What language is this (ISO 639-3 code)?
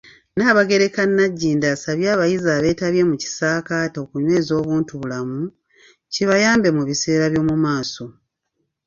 lug